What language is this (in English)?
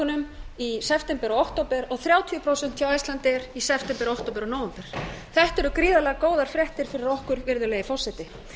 Icelandic